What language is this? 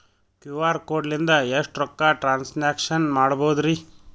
Kannada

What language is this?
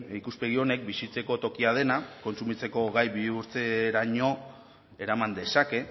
Basque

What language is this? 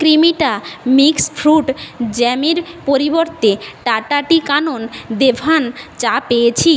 Bangla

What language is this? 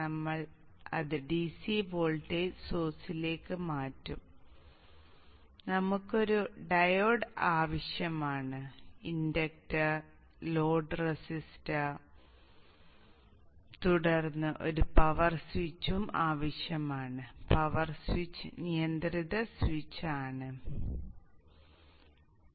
Malayalam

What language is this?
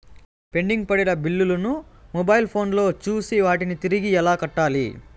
Telugu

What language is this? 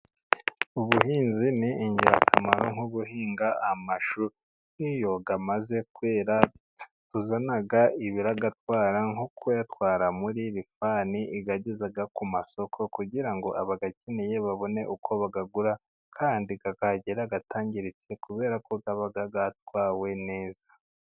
Kinyarwanda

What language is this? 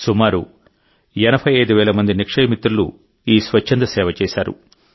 Telugu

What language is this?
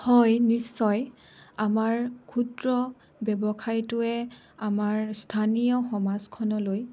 Assamese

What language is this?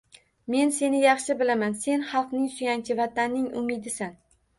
Uzbek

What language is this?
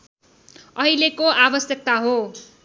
Nepali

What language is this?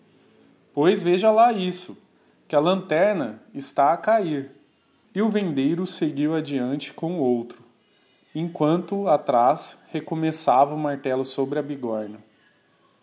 Portuguese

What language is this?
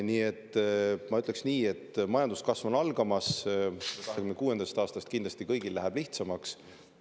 Estonian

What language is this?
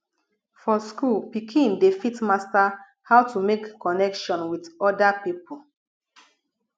Nigerian Pidgin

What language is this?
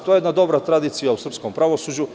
Serbian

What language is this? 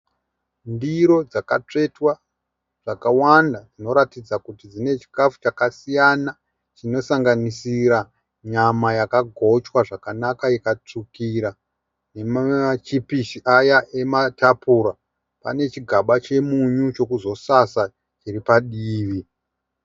Shona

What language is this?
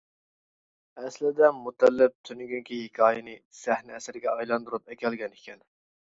Uyghur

